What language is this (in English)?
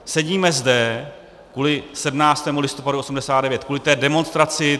Czech